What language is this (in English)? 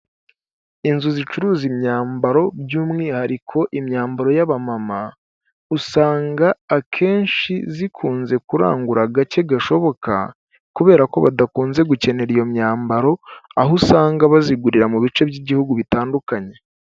Kinyarwanda